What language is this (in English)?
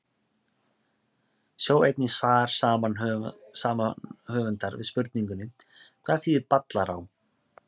Icelandic